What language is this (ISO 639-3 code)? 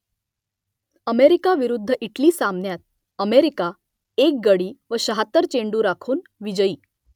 mar